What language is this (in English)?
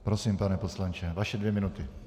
Czech